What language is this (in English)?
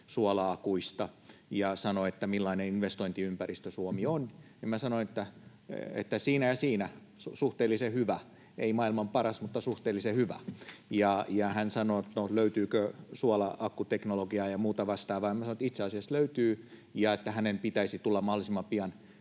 Finnish